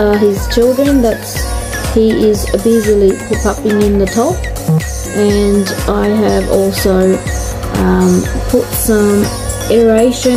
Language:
English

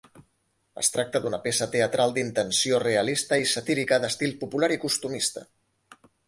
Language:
Catalan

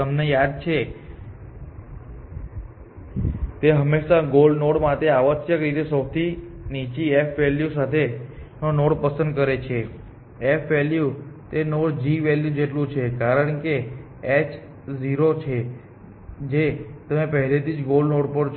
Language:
Gujarati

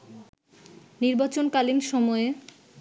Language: Bangla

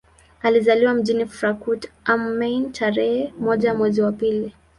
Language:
Swahili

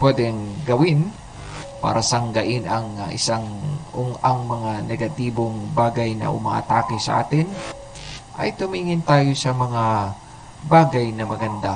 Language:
Filipino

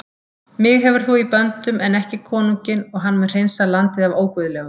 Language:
Icelandic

